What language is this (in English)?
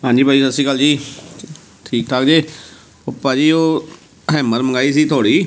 Punjabi